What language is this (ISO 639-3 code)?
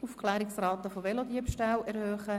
gsw